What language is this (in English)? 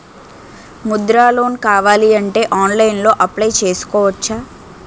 Telugu